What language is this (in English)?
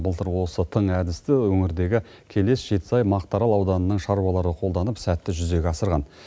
Kazakh